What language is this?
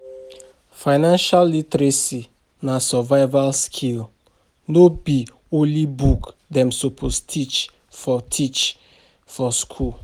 Nigerian Pidgin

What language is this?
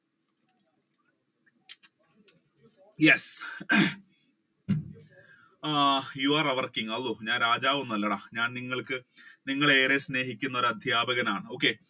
Malayalam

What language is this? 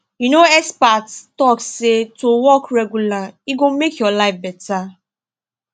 Nigerian Pidgin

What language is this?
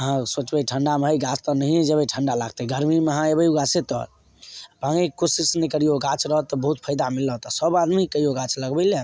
Maithili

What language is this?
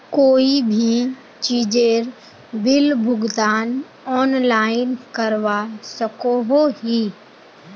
Magahi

